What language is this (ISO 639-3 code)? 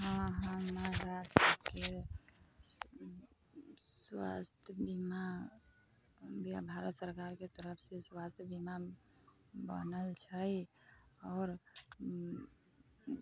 mai